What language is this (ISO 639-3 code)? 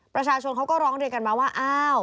tha